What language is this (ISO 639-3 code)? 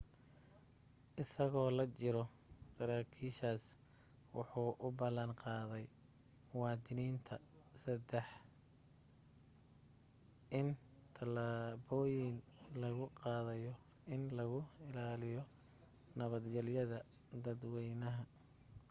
som